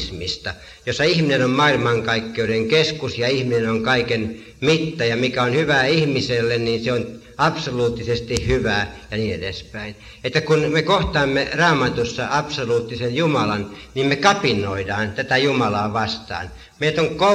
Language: Finnish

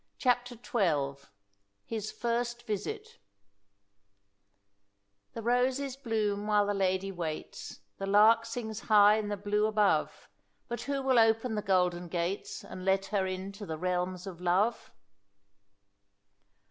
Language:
English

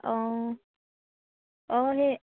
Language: Assamese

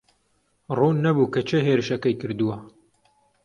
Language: Central Kurdish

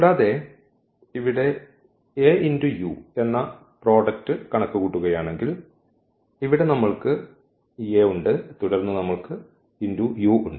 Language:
Malayalam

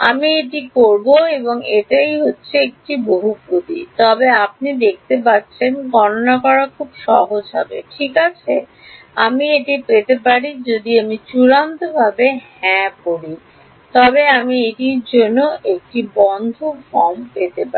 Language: Bangla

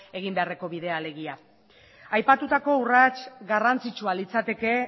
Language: Basque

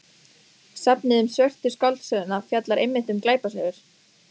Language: Icelandic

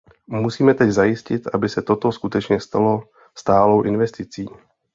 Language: Czech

